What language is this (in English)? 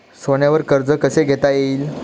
Marathi